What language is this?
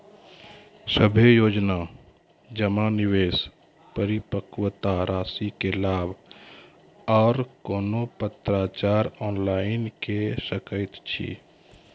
Maithili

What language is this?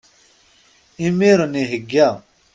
Kabyle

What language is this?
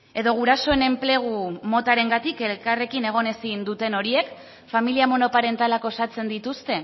Basque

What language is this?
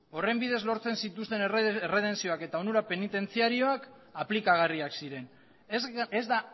Basque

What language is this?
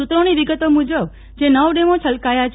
Gujarati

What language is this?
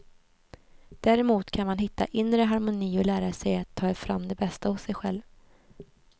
Swedish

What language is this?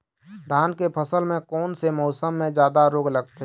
Chhattisgarhi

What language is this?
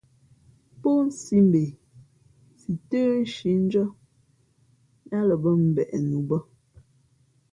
Fe'fe'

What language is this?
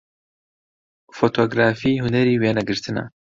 Central Kurdish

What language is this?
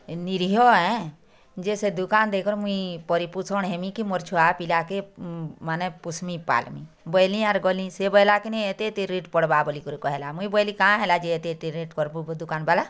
Odia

